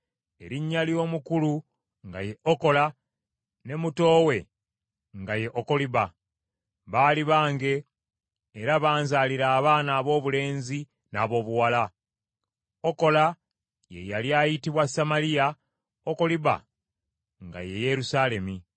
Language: Ganda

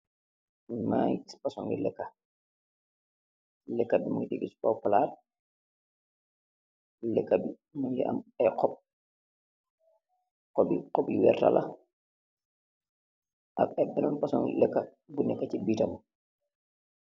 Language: Wolof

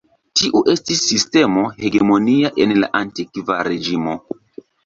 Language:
Esperanto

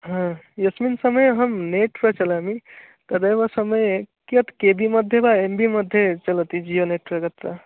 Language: Sanskrit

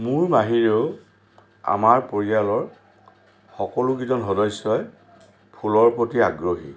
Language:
Assamese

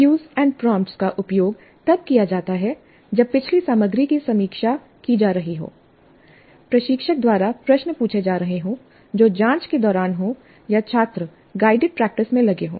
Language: Hindi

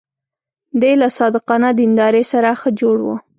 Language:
Pashto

